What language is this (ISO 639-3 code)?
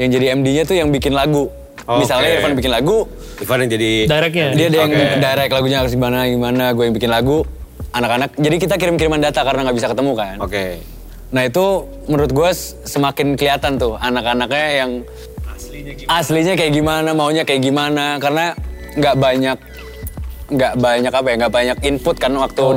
ind